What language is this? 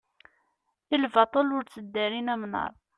Kabyle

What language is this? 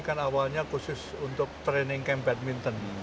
Indonesian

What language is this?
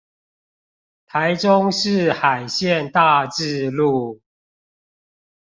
Chinese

